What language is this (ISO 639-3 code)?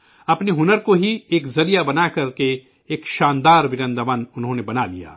urd